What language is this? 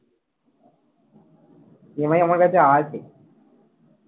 Bangla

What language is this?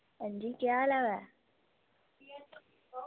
Dogri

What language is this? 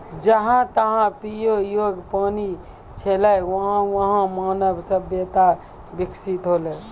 Maithili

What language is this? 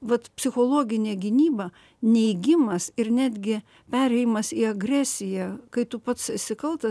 Lithuanian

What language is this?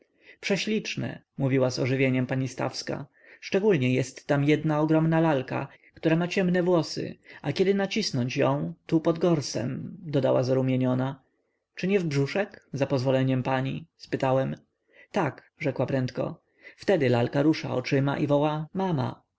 Polish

